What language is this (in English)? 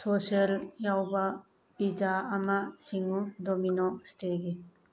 Manipuri